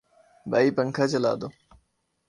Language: Urdu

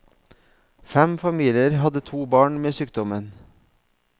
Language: Norwegian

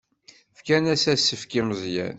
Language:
Kabyle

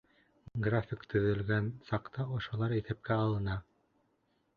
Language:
Bashkir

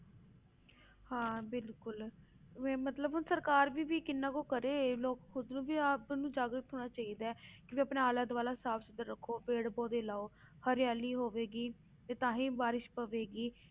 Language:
Punjabi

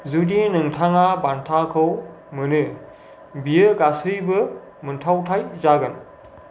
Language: Bodo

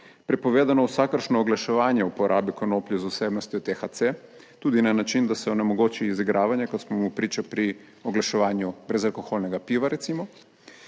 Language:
Slovenian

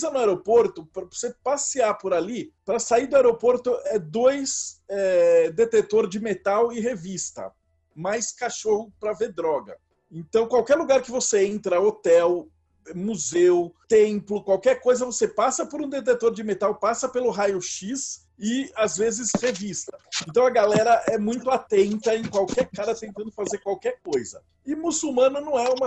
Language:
Portuguese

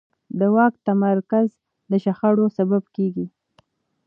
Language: Pashto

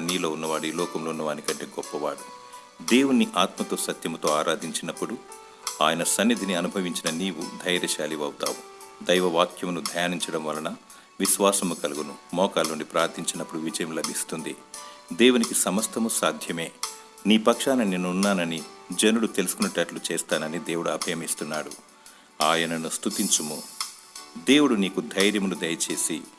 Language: Telugu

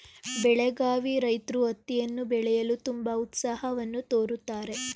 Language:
Kannada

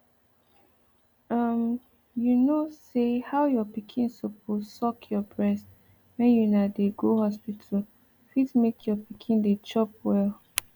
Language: Nigerian Pidgin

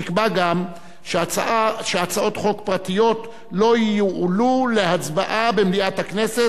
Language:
Hebrew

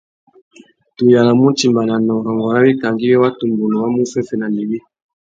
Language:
Tuki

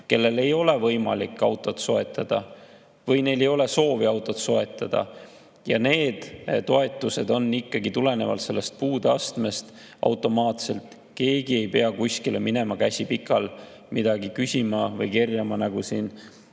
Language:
Estonian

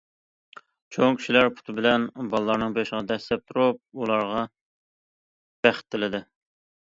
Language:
Uyghur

